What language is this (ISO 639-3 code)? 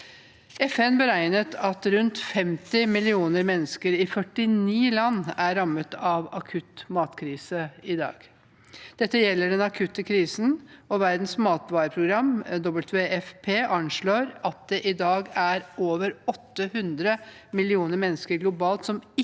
nor